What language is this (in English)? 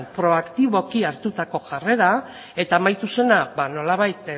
Basque